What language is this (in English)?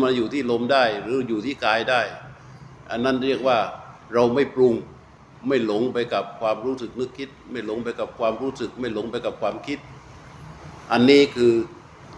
Thai